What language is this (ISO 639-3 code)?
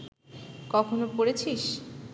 ben